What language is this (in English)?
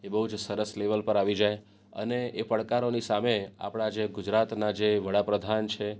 Gujarati